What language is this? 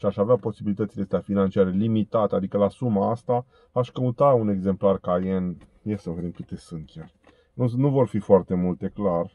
Romanian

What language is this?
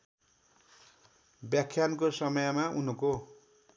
Nepali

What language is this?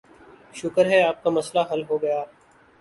Urdu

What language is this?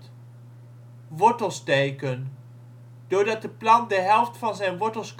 Dutch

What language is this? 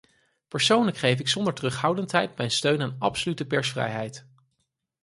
Dutch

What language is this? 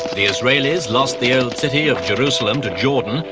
English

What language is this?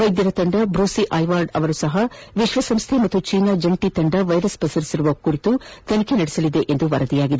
Kannada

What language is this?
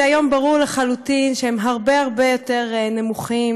Hebrew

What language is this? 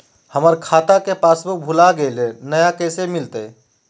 Magahi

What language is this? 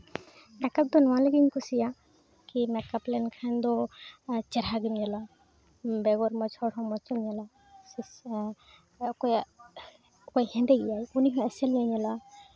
Santali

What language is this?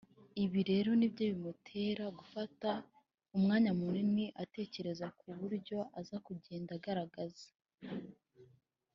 Kinyarwanda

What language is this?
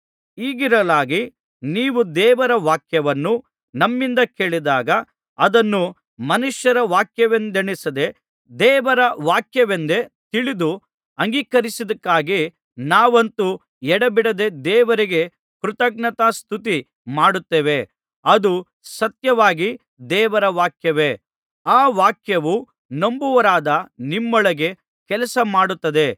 Kannada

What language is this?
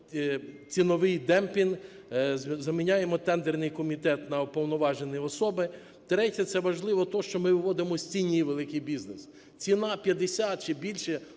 Ukrainian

